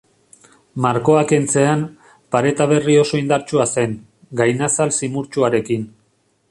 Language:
Basque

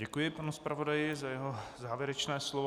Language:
Czech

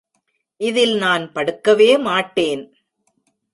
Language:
Tamil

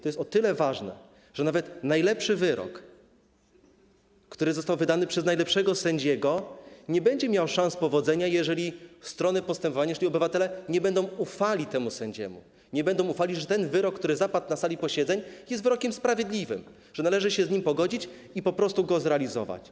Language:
Polish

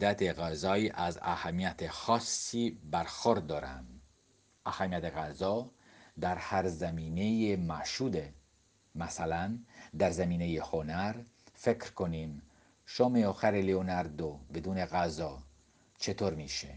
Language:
Persian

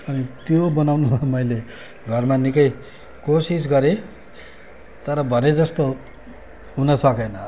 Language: Nepali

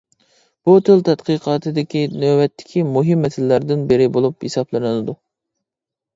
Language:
Uyghur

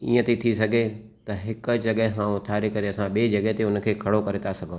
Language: Sindhi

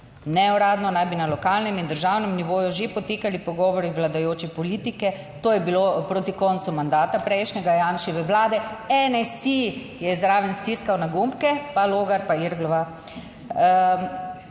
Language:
Slovenian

